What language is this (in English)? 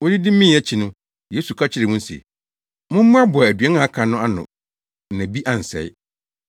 Akan